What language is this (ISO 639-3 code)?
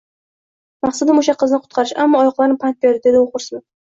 uzb